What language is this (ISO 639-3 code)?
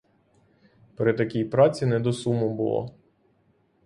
ukr